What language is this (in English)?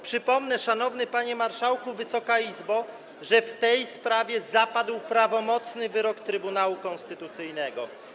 Polish